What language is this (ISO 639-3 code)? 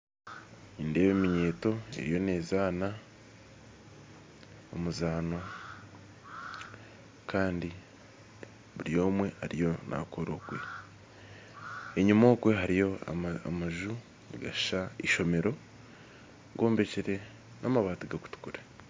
nyn